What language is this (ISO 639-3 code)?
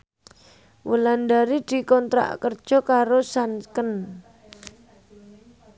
jav